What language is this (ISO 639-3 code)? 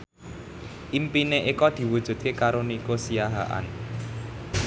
jav